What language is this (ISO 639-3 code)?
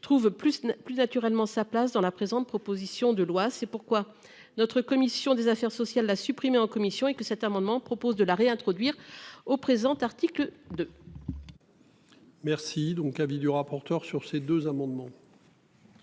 fra